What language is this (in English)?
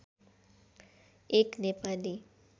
Nepali